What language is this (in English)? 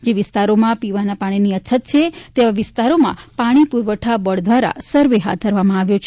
Gujarati